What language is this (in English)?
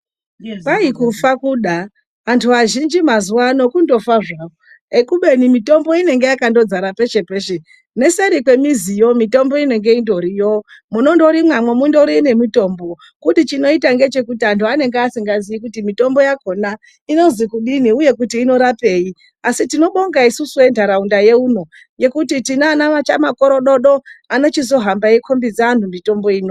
Ndau